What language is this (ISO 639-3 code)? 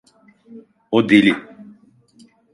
tur